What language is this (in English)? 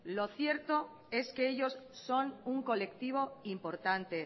Spanish